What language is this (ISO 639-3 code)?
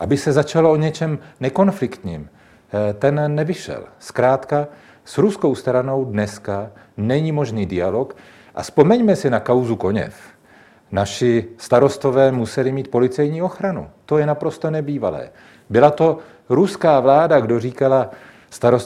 ces